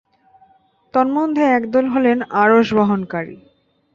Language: Bangla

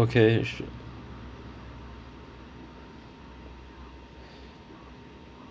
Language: English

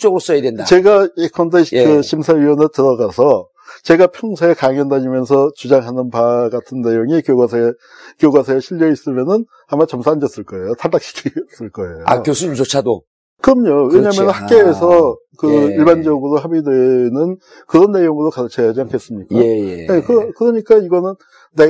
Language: Korean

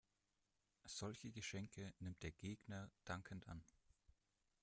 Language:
German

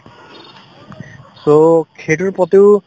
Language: Assamese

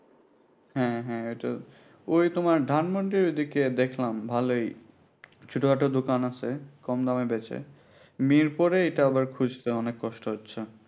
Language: Bangla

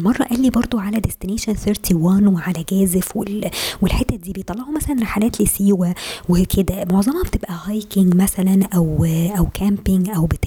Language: Arabic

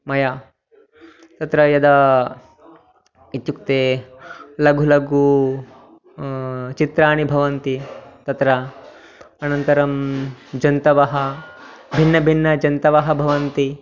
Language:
Sanskrit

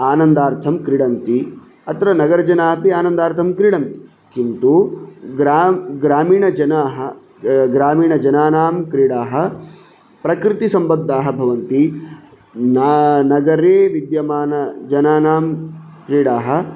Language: Sanskrit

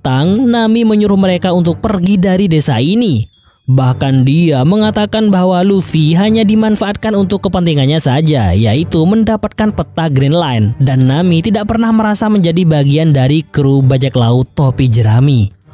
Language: Indonesian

